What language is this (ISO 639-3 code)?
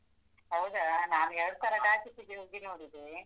kan